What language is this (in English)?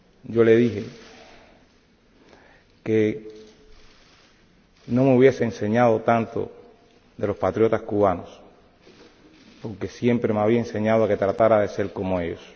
Spanish